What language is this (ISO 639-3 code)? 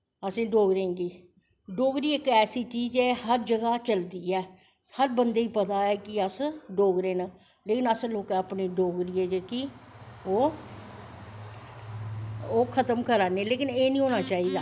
doi